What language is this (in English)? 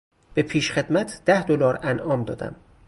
Persian